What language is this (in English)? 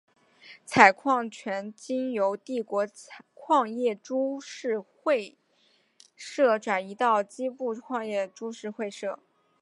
Chinese